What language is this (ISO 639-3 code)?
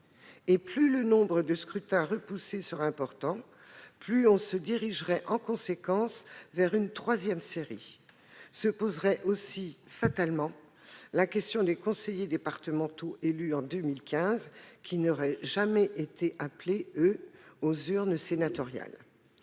fra